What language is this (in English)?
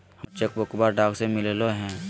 Magahi